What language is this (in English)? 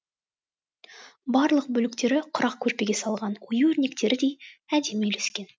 Kazakh